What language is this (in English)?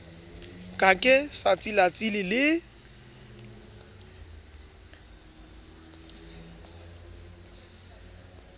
Southern Sotho